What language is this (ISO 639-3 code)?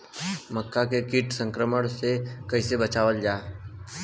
bho